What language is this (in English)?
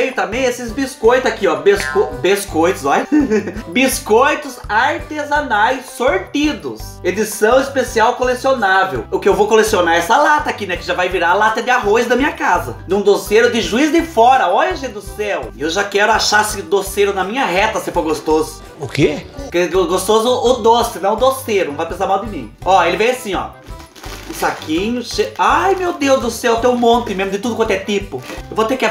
Portuguese